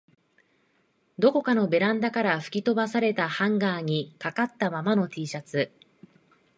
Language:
Japanese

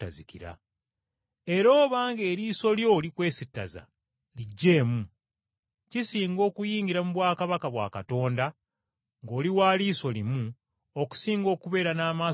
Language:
Ganda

